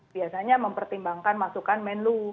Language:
Indonesian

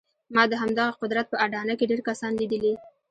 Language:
Pashto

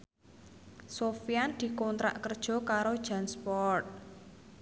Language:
Javanese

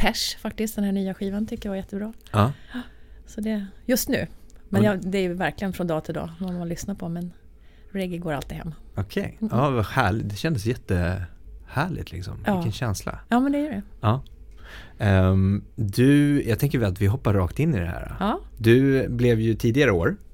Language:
Swedish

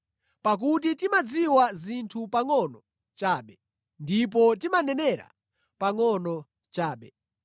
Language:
Nyanja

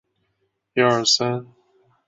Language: Chinese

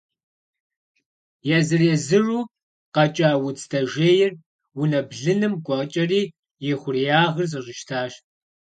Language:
Kabardian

